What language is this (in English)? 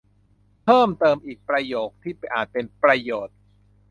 Thai